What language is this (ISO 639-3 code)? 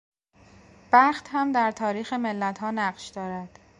fas